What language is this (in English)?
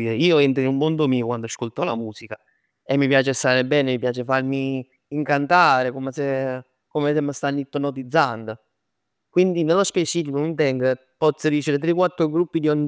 Neapolitan